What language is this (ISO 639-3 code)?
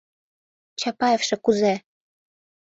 chm